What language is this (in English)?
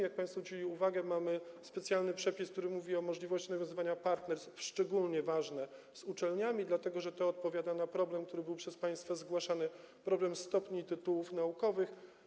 Polish